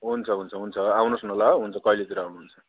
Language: Nepali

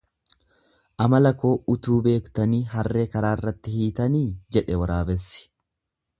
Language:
Oromo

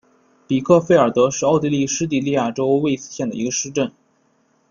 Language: Chinese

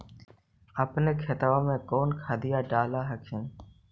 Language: Magahi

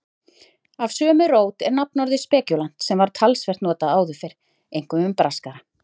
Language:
Icelandic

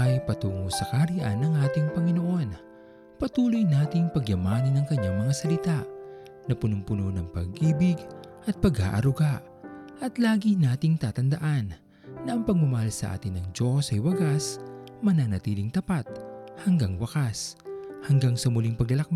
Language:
Filipino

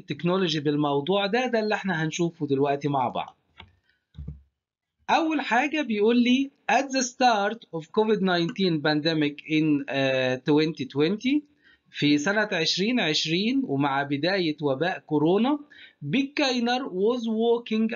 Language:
Arabic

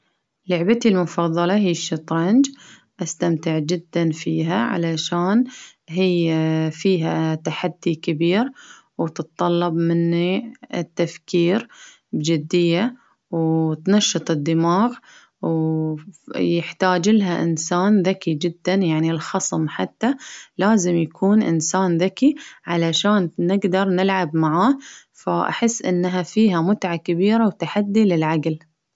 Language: Baharna Arabic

